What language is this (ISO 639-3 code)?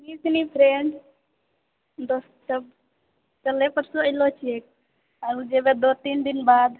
mai